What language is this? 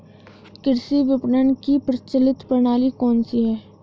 Hindi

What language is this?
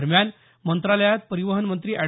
Marathi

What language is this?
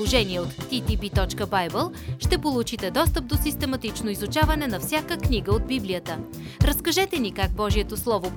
Bulgarian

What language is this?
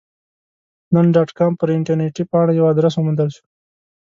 Pashto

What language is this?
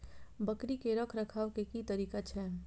Maithili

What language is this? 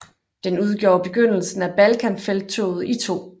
Danish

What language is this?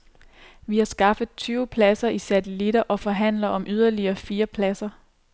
Danish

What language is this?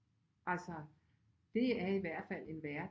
Danish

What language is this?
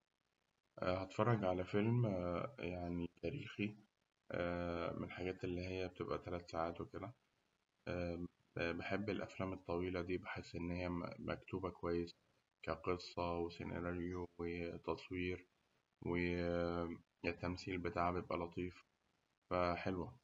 Egyptian Arabic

